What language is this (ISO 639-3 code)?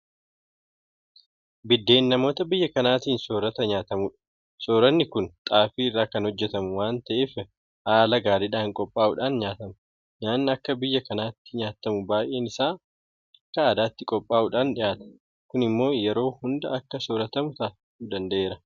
orm